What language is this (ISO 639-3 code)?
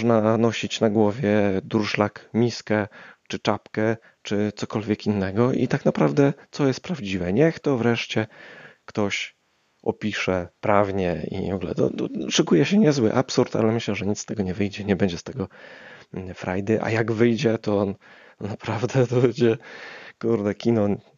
pol